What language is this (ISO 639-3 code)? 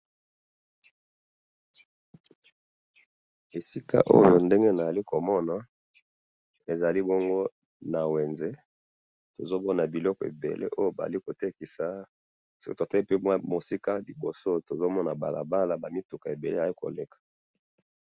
lin